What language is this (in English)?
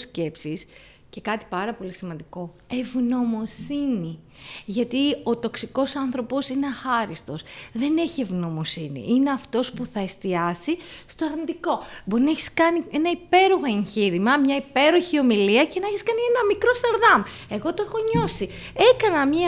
Greek